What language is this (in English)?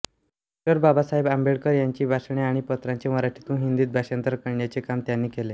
Marathi